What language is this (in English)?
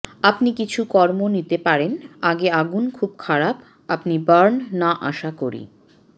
Bangla